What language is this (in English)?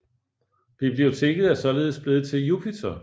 Danish